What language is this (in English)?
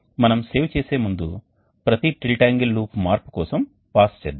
Telugu